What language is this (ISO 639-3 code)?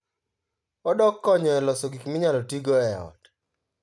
luo